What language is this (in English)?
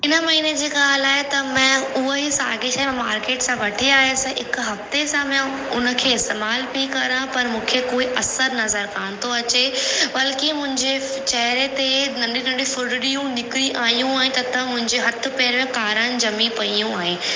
Sindhi